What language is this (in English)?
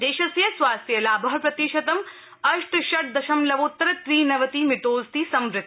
Sanskrit